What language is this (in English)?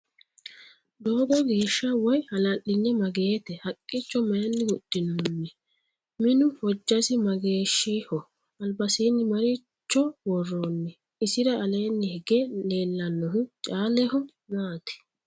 Sidamo